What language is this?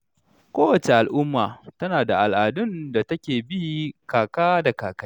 Hausa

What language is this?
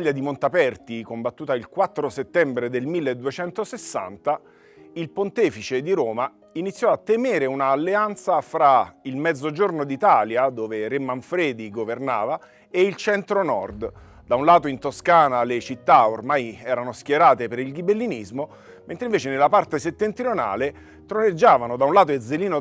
Italian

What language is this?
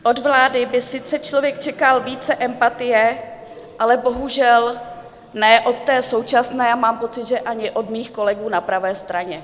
Czech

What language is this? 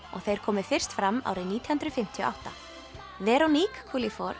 Icelandic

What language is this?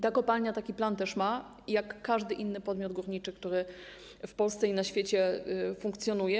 Polish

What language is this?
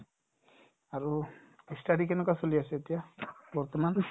Assamese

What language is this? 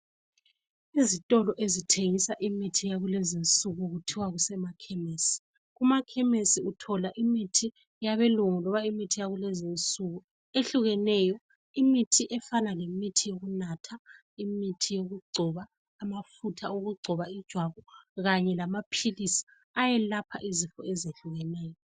North Ndebele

